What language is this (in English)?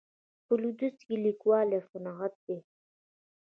Pashto